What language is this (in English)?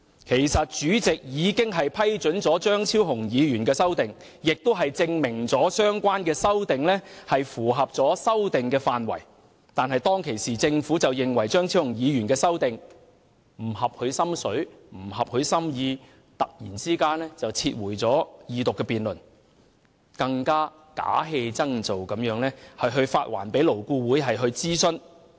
Cantonese